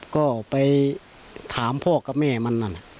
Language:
Thai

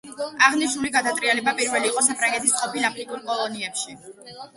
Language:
Georgian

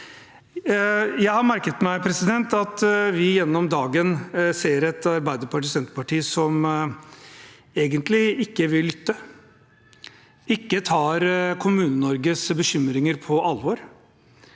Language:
Norwegian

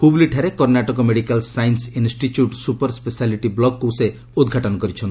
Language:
Odia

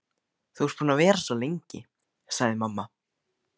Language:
Icelandic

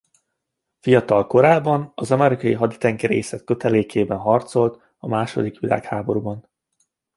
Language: Hungarian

